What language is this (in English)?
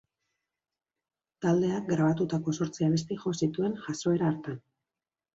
Basque